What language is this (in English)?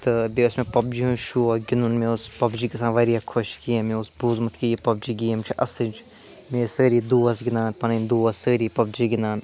Kashmiri